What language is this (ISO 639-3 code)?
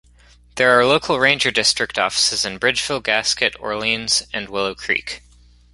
eng